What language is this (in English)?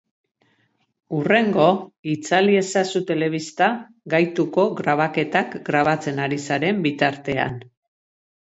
Basque